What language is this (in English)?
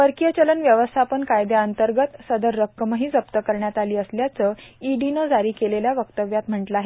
Marathi